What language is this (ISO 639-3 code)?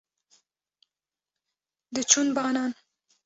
kur